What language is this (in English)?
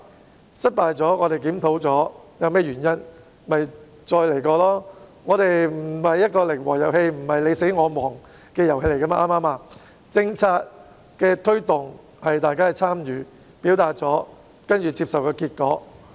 Cantonese